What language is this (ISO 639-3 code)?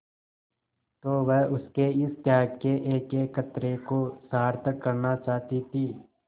hin